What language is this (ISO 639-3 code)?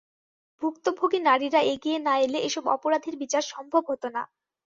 ben